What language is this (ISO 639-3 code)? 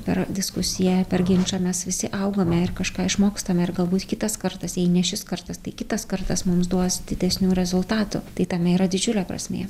lit